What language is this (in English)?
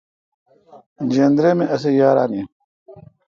Kalkoti